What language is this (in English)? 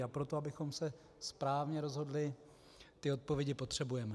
Czech